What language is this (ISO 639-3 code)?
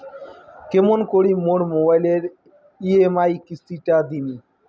ben